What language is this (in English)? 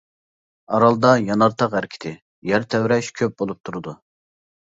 Uyghur